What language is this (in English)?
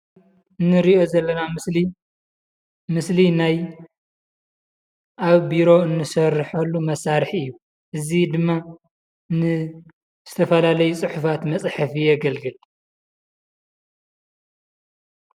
Tigrinya